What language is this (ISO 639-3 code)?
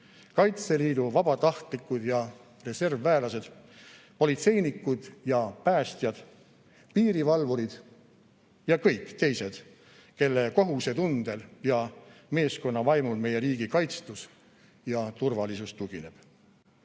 est